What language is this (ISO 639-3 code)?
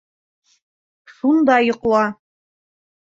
bak